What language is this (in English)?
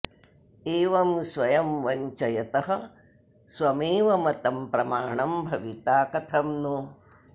Sanskrit